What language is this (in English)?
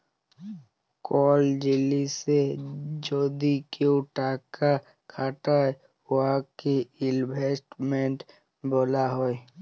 Bangla